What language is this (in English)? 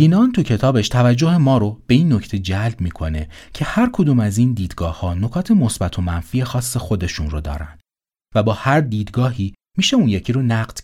Persian